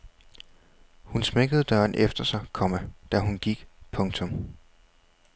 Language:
Danish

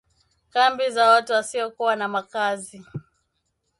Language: Swahili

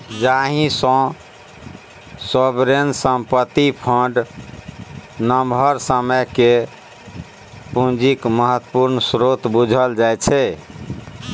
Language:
Maithili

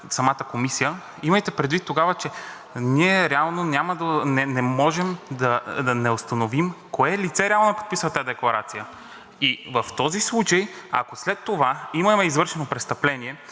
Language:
Bulgarian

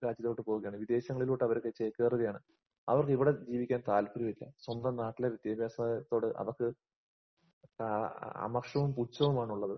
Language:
Malayalam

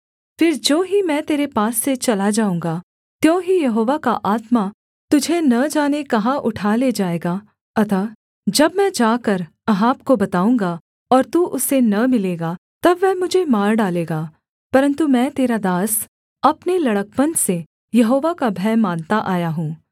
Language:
Hindi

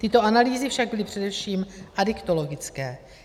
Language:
Czech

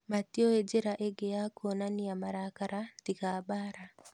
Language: Kikuyu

